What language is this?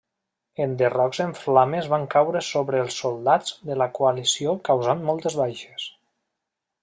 Catalan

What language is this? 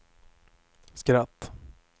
Swedish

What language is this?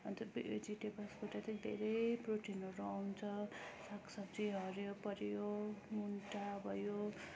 Nepali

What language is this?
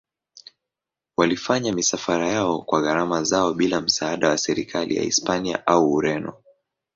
Swahili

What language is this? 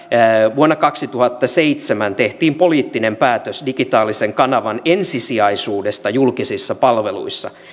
Finnish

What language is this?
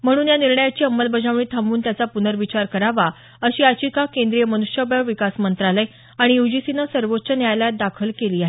Marathi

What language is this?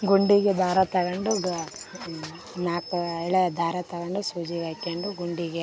Kannada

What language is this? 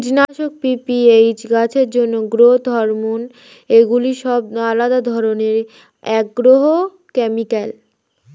Bangla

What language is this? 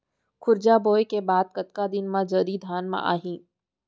Chhattisgarhi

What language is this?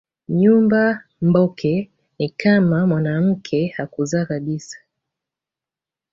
Swahili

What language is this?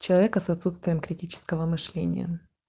Russian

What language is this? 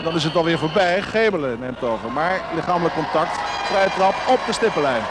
Dutch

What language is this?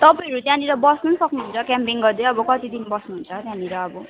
Nepali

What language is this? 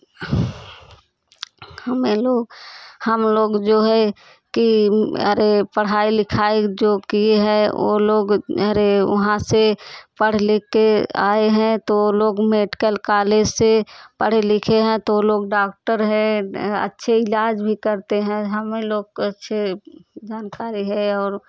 Hindi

